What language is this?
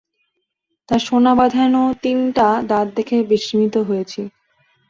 Bangla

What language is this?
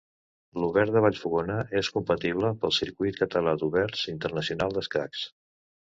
Catalan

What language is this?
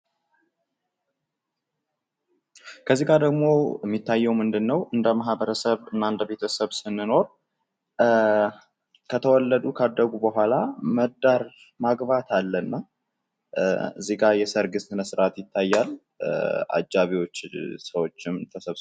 Amharic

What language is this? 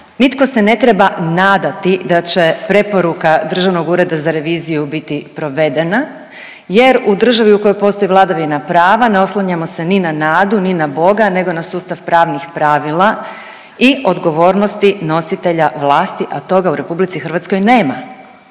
Croatian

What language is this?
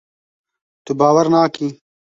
Kurdish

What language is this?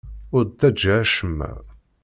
Kabyle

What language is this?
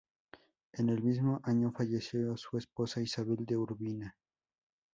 Spanish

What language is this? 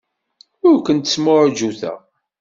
Kabyle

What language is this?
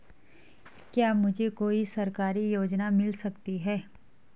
Hindi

